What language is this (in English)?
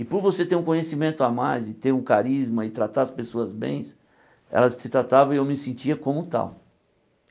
Portuguese